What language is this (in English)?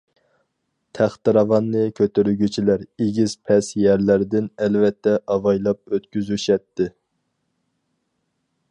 Uyghur